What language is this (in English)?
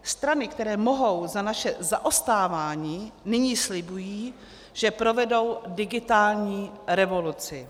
Czech